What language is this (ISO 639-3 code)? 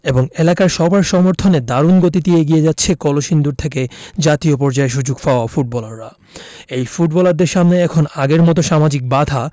ben